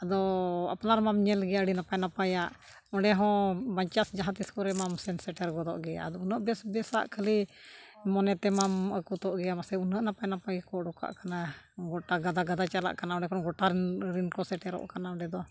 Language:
Santali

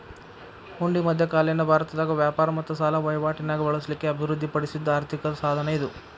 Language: Kannada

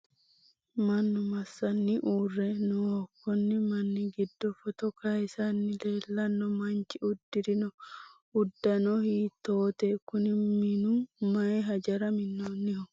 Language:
Sidamo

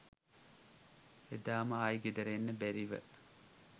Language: Sinhala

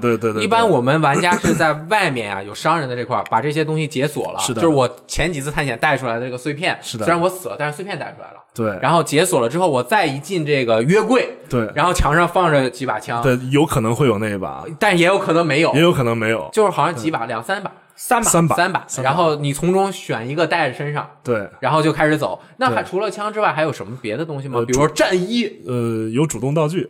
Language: Chinese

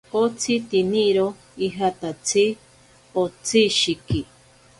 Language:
Ashéninka Perené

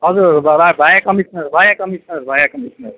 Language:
Nepali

